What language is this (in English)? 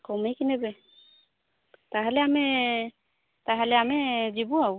Odia